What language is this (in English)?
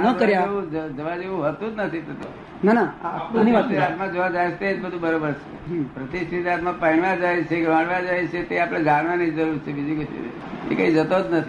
Gujarati